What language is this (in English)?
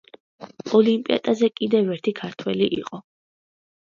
Georgian